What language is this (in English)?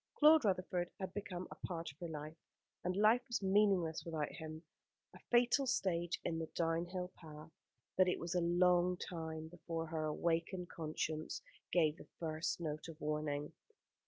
English